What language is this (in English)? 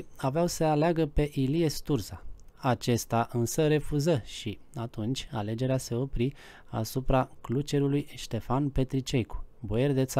Romanian